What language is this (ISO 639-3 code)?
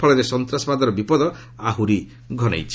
ori